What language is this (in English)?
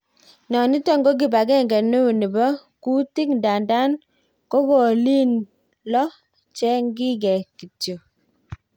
Kalenjin